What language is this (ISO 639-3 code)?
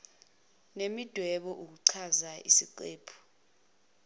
zul